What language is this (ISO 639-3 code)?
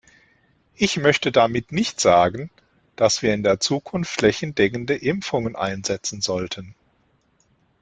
deu